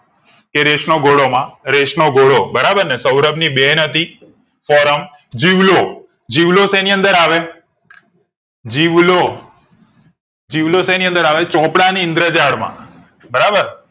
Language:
Gujarati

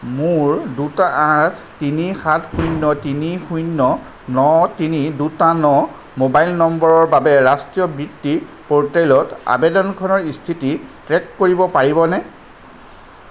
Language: Assamese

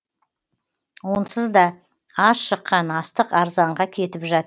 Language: Kazakh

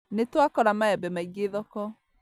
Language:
Kikuyu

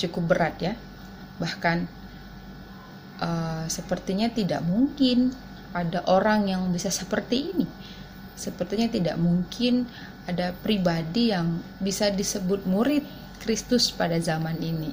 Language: Indonesian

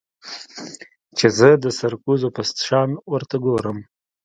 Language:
Pashto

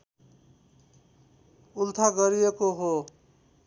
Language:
Nepali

